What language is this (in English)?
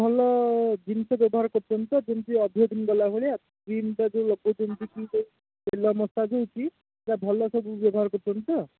Odia